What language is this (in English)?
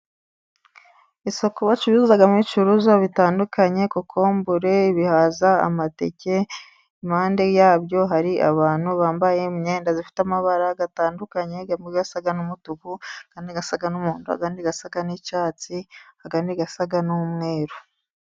Kinyarwanda